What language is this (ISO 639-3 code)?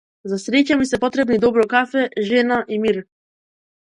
mkd